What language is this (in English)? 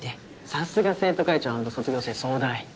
Japanese